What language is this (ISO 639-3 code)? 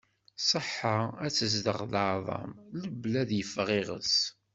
kab